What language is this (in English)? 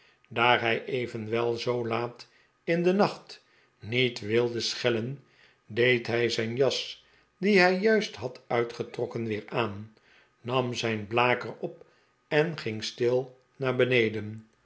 Dutch